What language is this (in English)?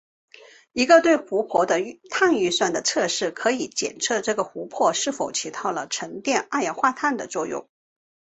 Chinese